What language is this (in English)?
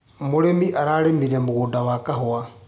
Kikuyu